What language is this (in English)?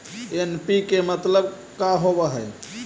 Magahi